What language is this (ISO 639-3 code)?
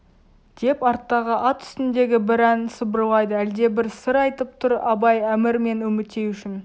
kaz